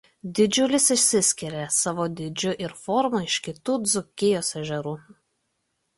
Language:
Lithuanian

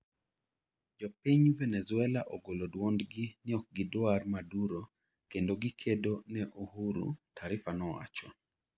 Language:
Luo (Kenya and Tanzania)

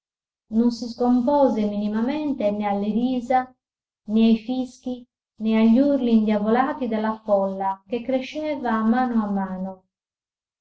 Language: Italian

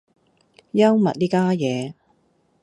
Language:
Cantonese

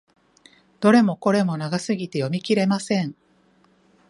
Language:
Japanese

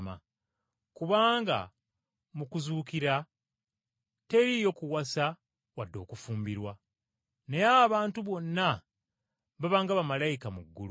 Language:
Ganda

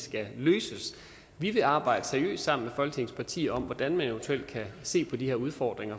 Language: Danish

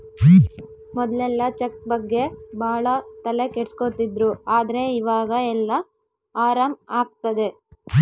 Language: Kannada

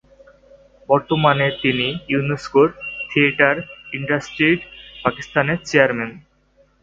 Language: Bangla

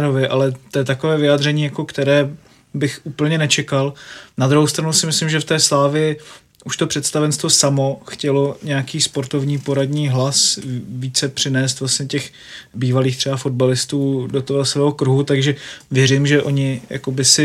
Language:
Czech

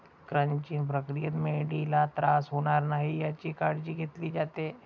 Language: Marathi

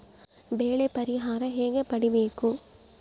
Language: Kannada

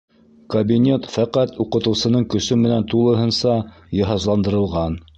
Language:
Bashkir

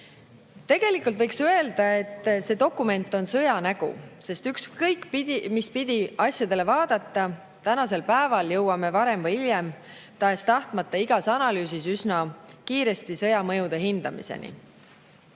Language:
Estonian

